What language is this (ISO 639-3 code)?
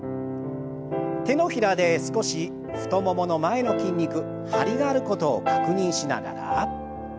jpn